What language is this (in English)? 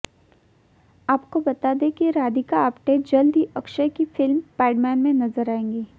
Hindi